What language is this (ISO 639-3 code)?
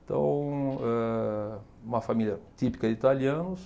por